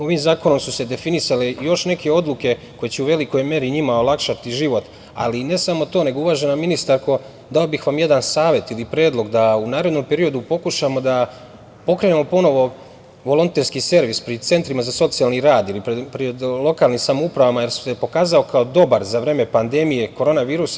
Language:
Serbian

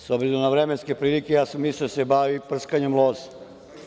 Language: Serbian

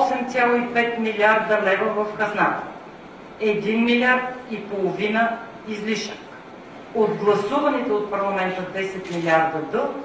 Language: Bulgarian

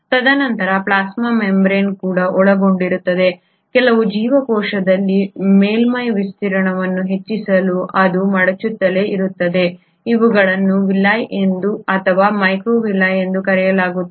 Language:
Kannada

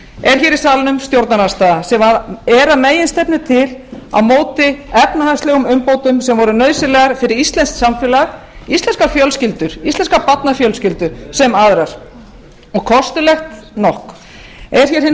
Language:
Icelandic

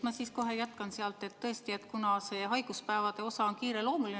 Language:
Estonian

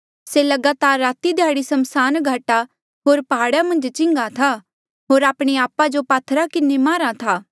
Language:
Mandeali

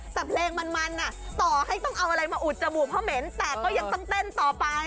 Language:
Thai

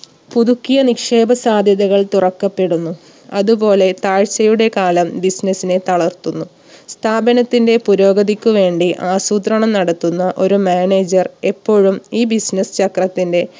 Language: Malayalam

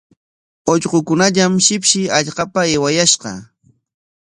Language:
Corongo Ancash Quechua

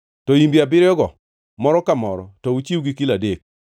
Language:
Luo (Kenya and Tanzania)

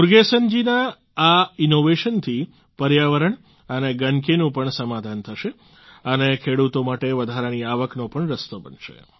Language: Gujarati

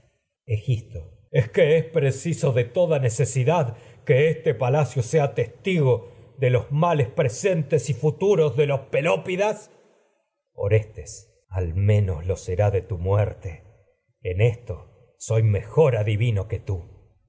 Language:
Spanish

